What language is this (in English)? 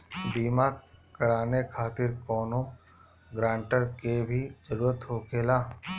Bhojpuri